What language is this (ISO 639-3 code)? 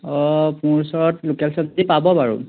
asm